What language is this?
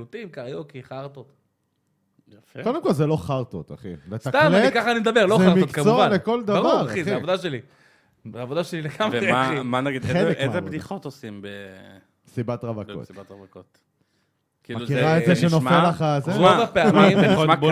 Hebrew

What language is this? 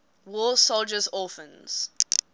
English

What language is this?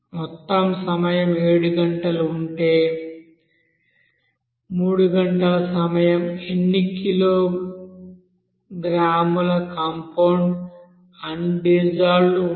Telugu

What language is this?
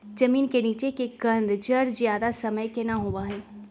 Magahi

